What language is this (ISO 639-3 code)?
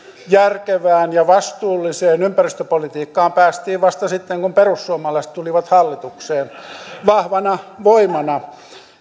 fin